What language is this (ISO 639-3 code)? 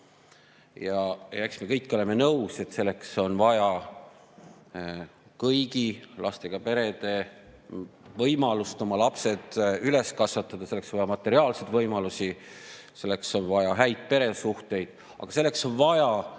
est